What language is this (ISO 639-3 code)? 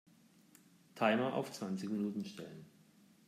deu